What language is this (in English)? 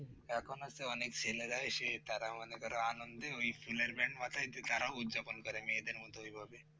Bangla